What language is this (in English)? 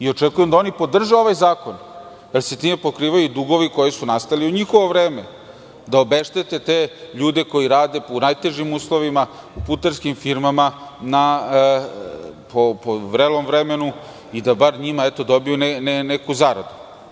Serbian